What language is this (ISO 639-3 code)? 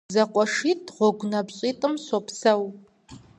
kbd